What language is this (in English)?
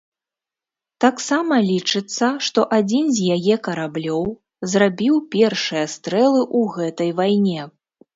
Belarusian